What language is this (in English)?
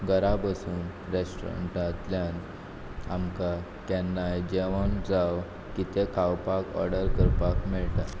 Konkani